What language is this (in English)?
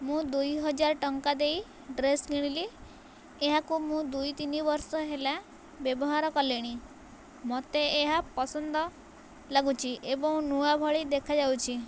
Odia